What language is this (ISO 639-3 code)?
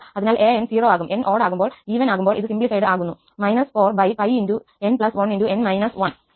mal